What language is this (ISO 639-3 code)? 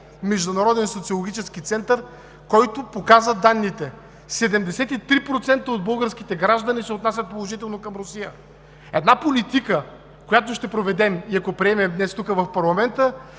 bul